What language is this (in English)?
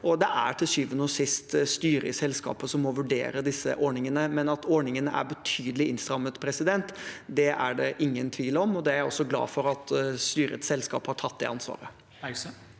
Norwegian